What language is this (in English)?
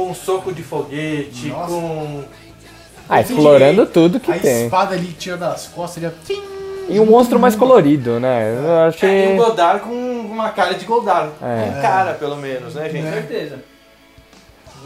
Portuguese